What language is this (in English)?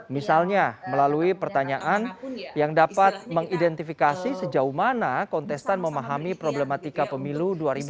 Indonesian